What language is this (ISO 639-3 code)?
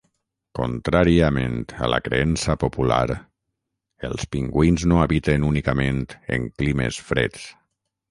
cat